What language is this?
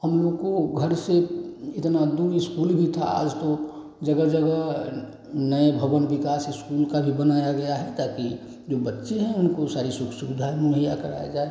Hindi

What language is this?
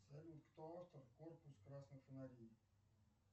Russian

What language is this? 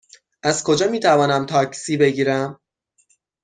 Persian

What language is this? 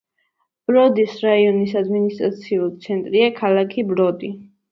Georgian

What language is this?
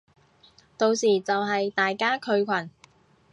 Cantonese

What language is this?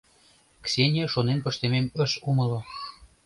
Mari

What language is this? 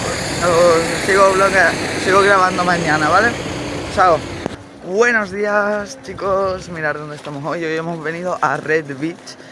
Spanish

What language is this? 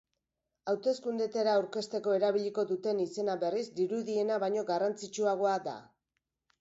Basque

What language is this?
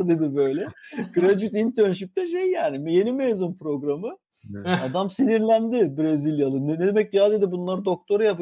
Turkish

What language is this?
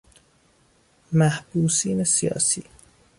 Persian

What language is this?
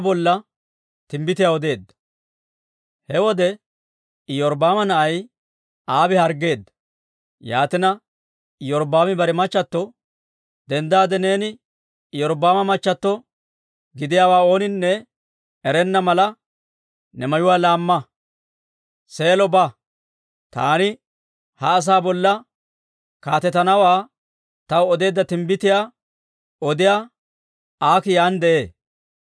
Dawro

